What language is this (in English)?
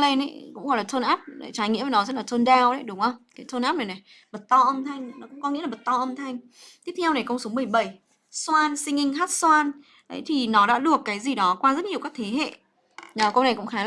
Vietnamese